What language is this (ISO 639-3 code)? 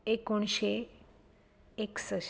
kok